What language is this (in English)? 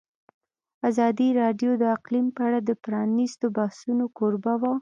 Pashto